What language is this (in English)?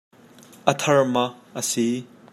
Hakha Chin